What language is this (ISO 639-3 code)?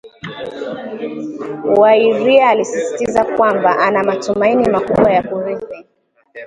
swa